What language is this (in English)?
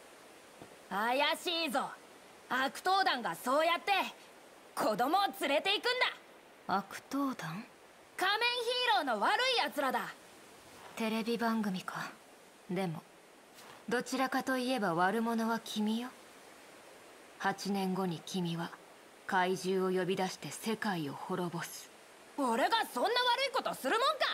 Japanese